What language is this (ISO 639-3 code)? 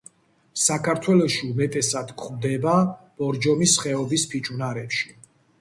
kat